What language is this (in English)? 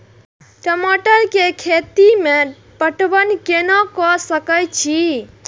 Maithili